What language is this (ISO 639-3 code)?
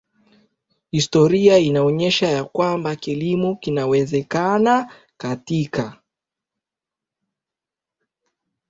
swa